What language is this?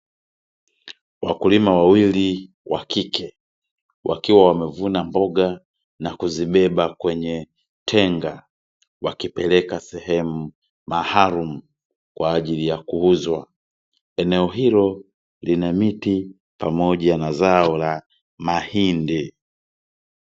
Swahili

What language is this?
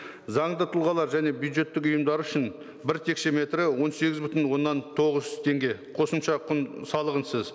Kazakh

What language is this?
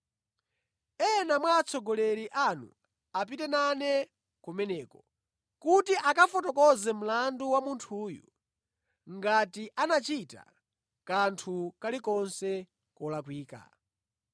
Nyanja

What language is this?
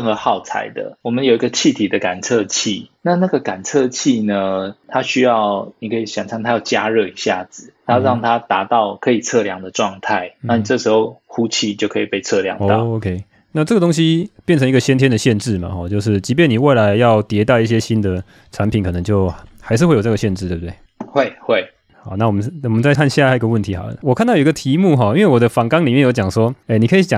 Chinese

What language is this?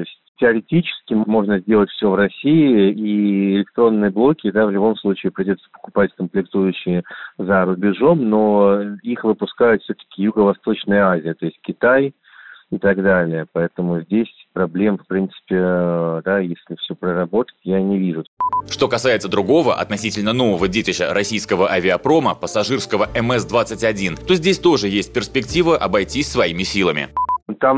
Russian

